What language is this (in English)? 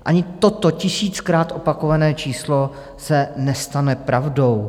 Czech